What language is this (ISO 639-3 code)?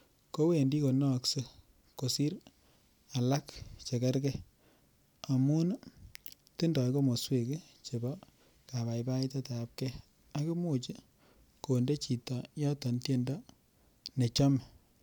kln